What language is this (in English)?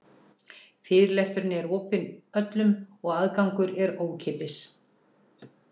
Icelandic